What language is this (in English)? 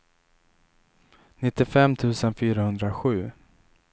Swedish